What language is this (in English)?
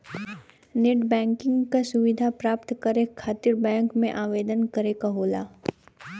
Bhojpuri